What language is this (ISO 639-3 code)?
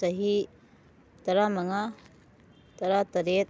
mni